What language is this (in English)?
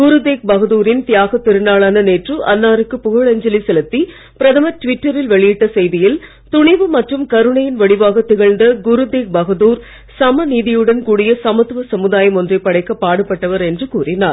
Tamil